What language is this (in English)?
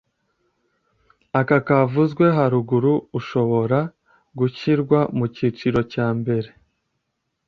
Kinyarwanda